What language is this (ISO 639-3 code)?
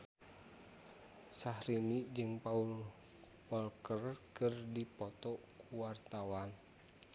sun